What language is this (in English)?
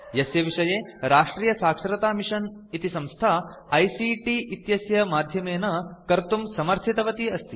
Sanskrit